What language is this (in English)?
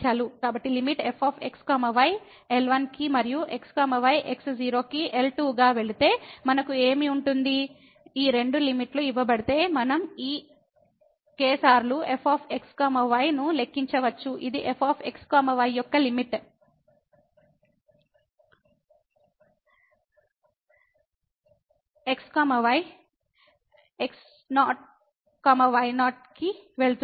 Telugu